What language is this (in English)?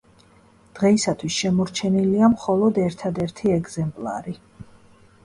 Georgian